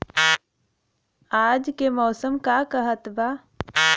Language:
Bhojpuri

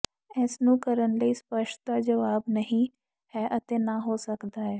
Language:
Punjabi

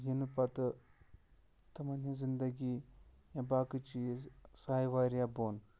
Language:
Kashmiri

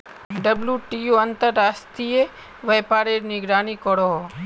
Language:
Magahi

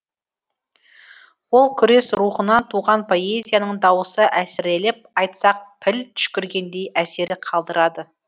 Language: Kazakh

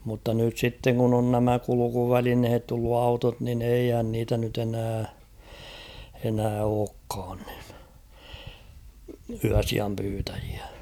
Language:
Finnish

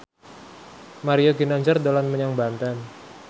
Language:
Javanese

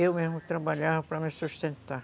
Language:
Portuguese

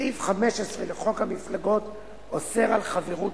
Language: Hebrew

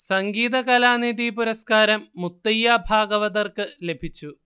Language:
Malayalam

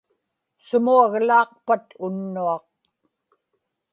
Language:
Inupiaq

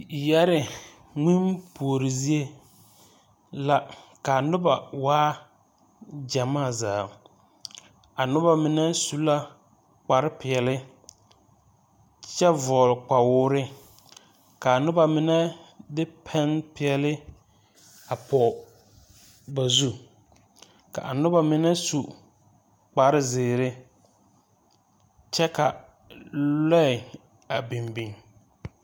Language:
Southern Dagaare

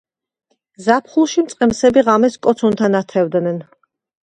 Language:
Georgian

